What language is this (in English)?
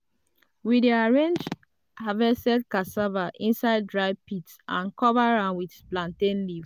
Nigerian Pidgin